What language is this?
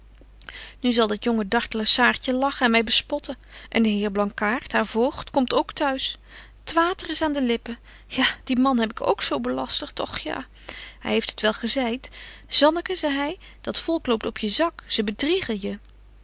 Dutch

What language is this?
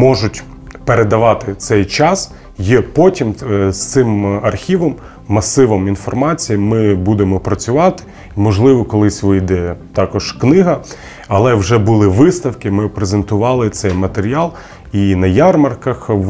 Ukrainian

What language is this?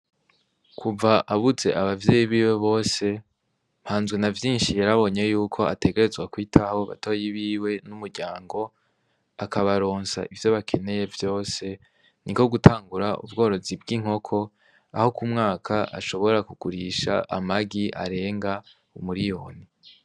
Rundi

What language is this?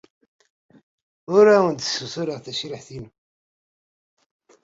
Kabyle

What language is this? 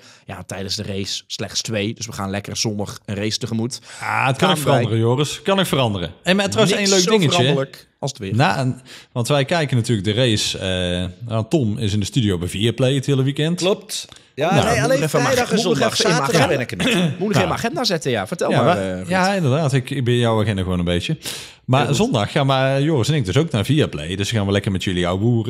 Dutch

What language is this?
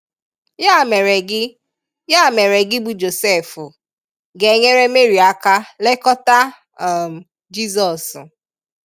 Igbo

